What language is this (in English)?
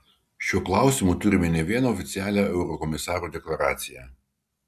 Lithuanian